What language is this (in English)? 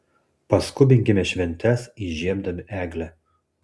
Lithuanian